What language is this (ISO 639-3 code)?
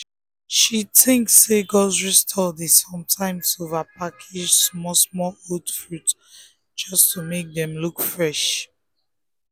pcm